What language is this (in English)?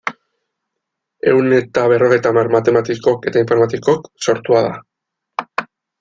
Basque